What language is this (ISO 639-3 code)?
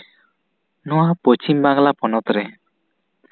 sat